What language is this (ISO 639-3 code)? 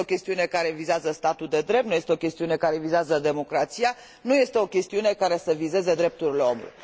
ron